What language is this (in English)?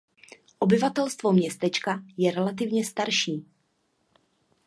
Czech